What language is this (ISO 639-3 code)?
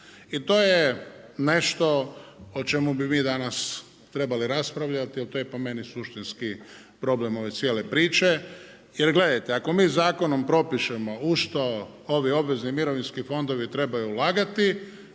hrv